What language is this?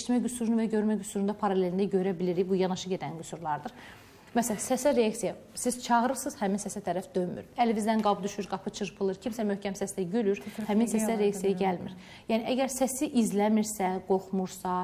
Turkish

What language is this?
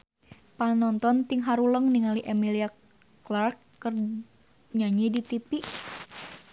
Sundanese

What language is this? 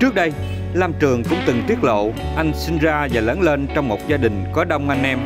Vietnamese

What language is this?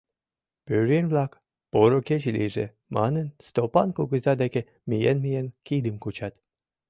Mari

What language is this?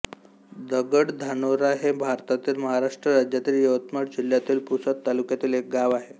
Marathi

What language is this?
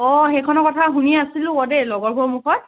Assamese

